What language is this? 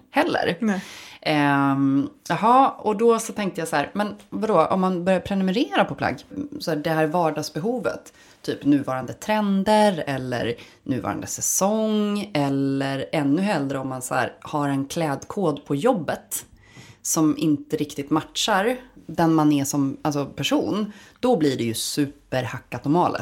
Swedish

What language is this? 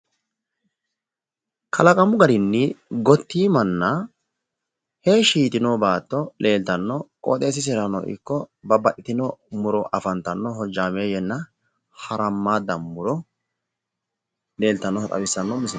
Sidamo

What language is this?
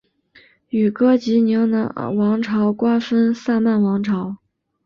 Chinese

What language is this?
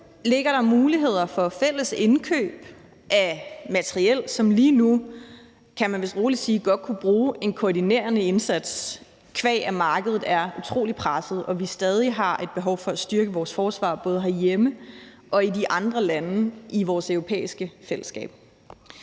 Danish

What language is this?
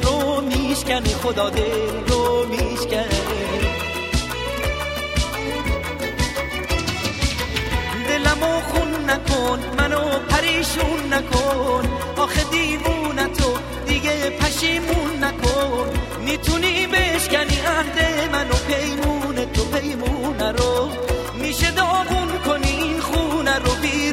Persian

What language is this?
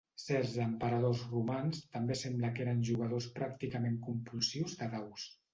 Catalan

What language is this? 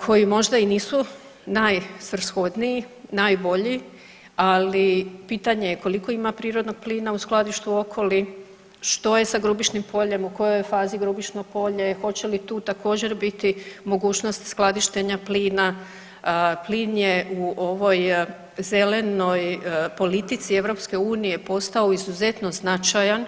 Croatian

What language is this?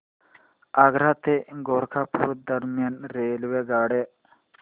Marathi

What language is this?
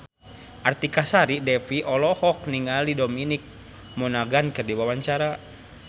Sundanese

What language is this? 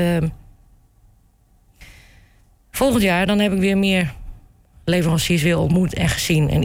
Dutch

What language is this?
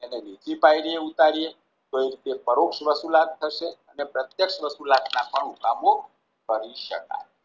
Gujarati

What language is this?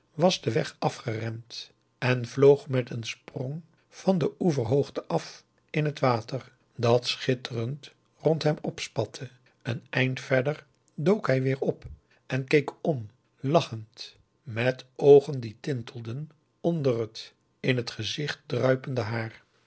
Dutch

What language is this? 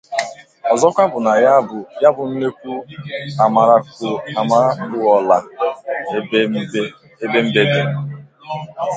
Igbo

